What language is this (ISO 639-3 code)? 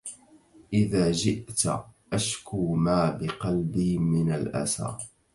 ara